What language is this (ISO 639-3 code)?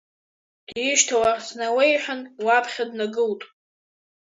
abk